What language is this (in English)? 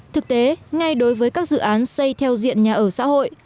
Vietnamese